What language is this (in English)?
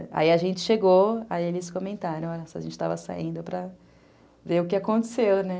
Portuguese